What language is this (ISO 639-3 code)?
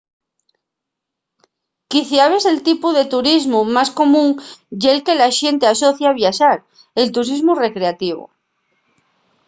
ast